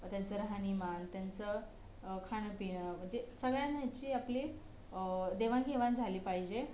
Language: Marathi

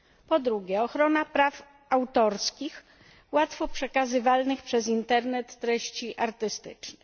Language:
Polish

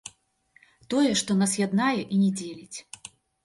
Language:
Belarusian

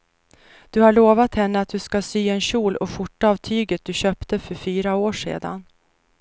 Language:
Swedish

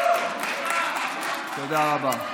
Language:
Hebrew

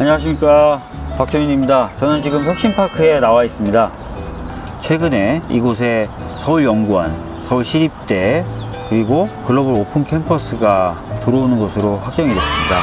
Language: Korean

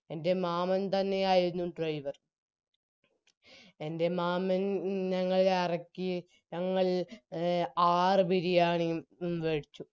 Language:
Malayalam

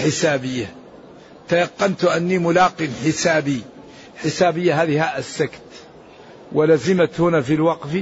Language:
Arabic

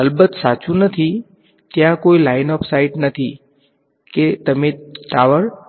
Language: Gujarati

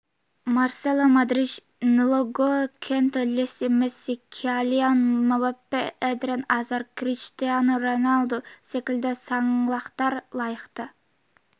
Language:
Kazakh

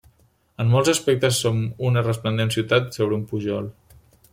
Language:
Catalan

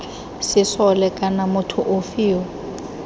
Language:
Tswana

